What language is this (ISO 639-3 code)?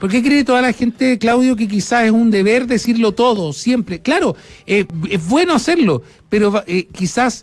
spa